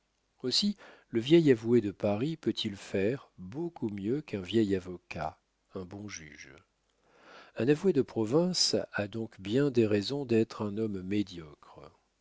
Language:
French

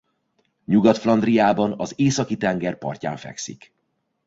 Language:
Hungarian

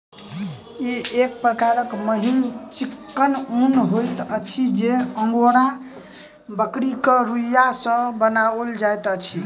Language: Maithili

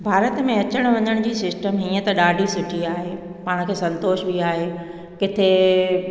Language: Sindhi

